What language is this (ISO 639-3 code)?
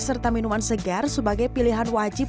ind